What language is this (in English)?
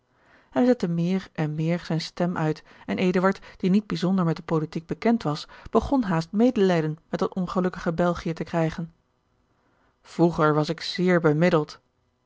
Dutch